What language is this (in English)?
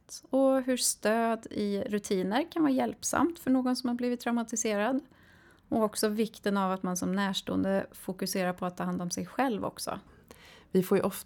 Swedish